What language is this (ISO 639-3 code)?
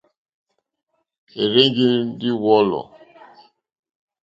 bri